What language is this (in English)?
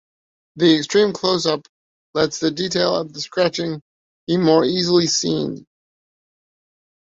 English